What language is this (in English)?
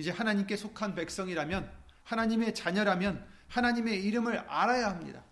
Korean